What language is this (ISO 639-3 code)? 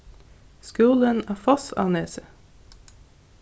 fao